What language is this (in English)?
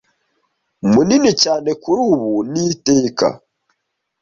Kinyarwanda